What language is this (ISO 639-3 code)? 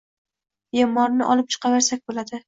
uzb